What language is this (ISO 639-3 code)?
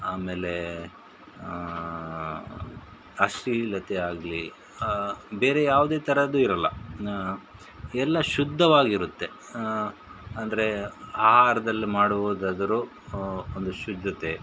kan